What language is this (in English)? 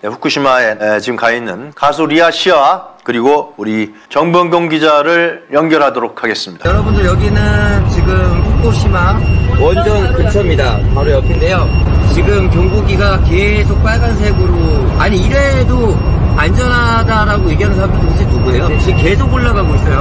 Korean